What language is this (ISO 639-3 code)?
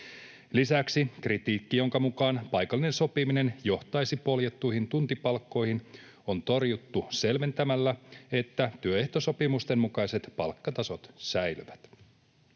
fin